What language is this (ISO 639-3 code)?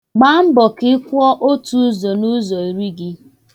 ibo